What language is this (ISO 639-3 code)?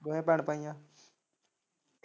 pan